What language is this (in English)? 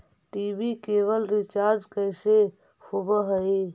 Magahi